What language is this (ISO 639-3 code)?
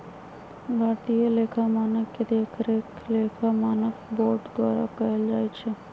mag